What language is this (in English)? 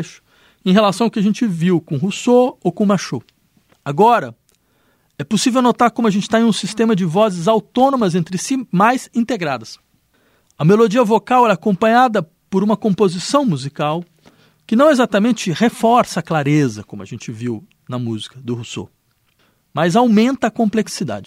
Portuguese